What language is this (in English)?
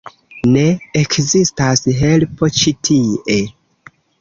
Esperanto